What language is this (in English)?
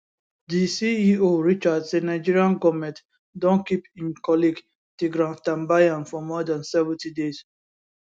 Nigerian Pidgin